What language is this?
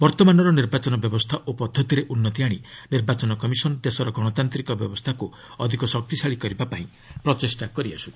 Odia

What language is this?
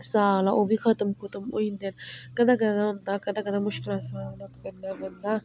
Dogri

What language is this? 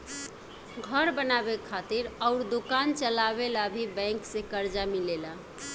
Bhojpuri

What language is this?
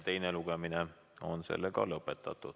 Estonian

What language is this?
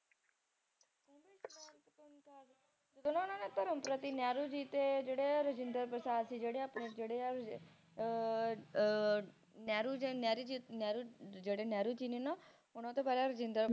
Punjabi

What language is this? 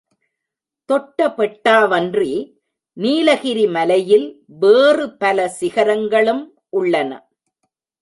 Tamil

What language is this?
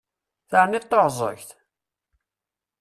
Kabyle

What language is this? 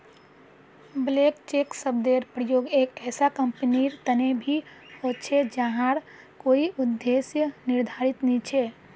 Magahi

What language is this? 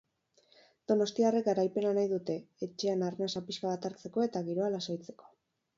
Basque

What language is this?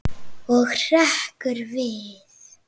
Icelandic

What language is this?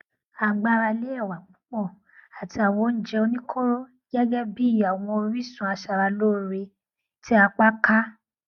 Yoruba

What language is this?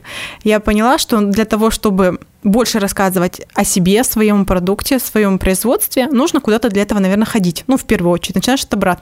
Russian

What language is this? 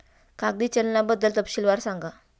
Marathi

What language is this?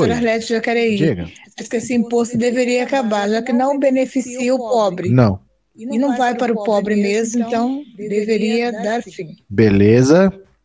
Portuguese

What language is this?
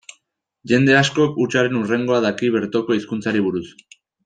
Basque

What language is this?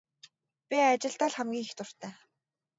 Mongolian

